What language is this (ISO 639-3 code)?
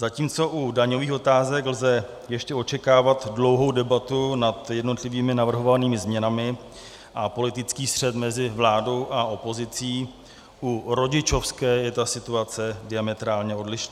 ces